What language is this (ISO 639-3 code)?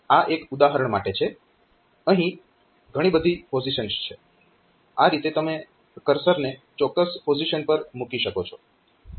guj